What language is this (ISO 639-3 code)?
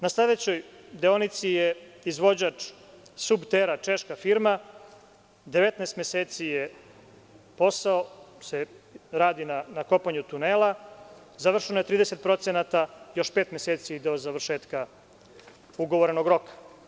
srp